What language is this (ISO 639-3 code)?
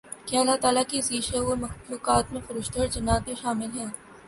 urd